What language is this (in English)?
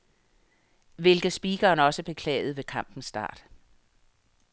Danish